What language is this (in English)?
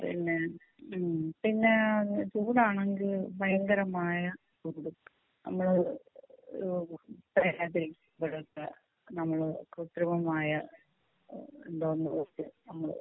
Malayalam